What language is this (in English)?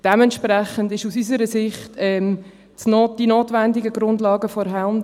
Swiss German